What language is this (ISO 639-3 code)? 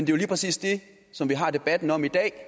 dan